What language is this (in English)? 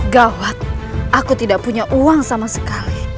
Indonesian